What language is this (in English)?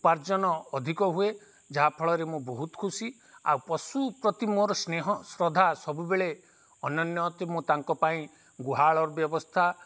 Odia